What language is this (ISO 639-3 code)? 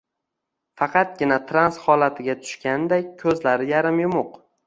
uzb